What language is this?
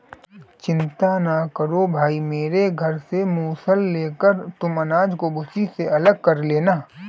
Hindi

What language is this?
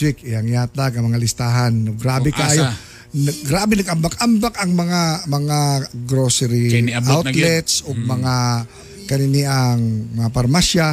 Filipino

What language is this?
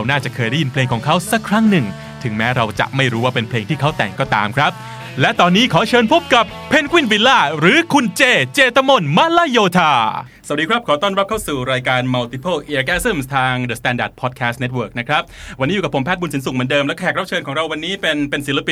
Thai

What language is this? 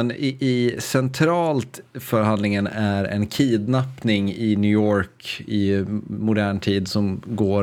Swedish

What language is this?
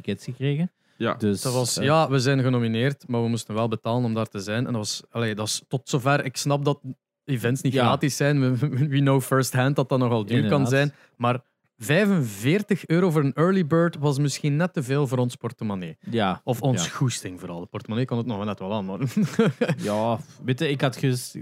Dutch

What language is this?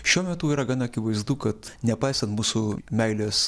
Lithuanian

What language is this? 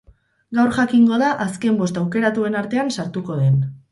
Basque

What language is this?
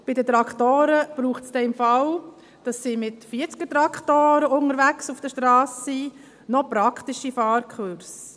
Swiss German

